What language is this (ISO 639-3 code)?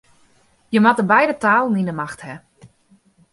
fry